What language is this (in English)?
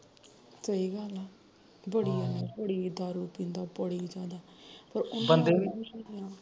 Punjabi